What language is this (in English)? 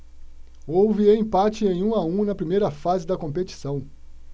Portuguese